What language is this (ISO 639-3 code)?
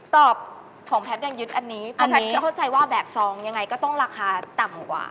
tha